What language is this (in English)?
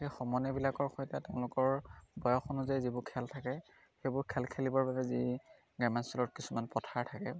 Assamese